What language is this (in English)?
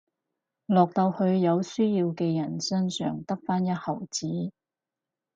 Cantonese